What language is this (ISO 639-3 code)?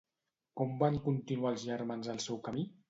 cat